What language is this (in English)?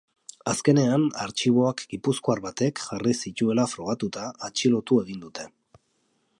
Basque